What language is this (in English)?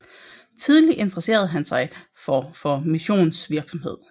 Danish